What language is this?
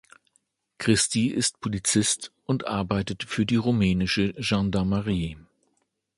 German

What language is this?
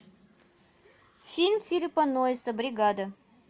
Russian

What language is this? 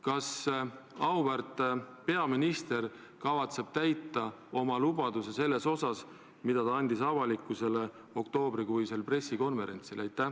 Estonian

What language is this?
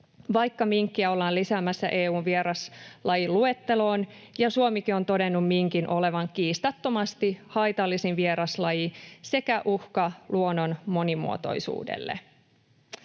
Finnish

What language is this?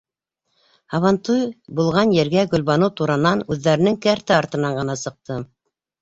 Bashkir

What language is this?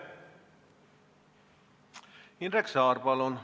Estonian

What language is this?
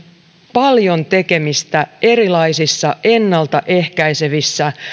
Finnish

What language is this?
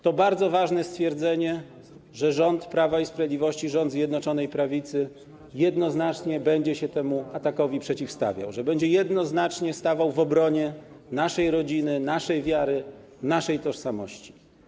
Polish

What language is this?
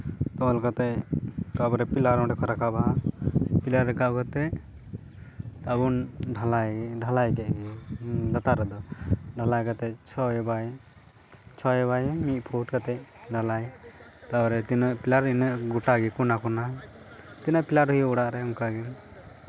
Santali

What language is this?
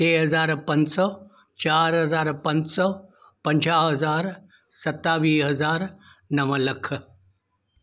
Sindhi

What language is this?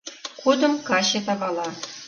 Mari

